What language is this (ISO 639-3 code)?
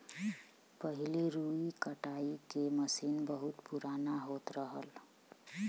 bho